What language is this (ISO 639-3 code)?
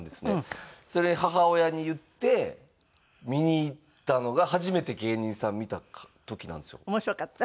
jpn